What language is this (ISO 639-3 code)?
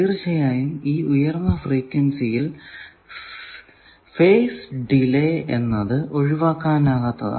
mal